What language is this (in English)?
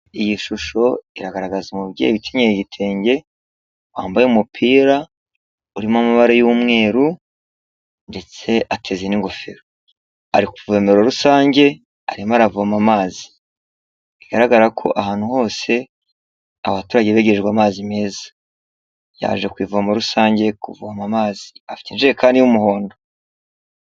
Kinyarwanda